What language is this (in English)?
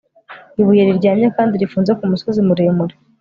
Kinyarwanda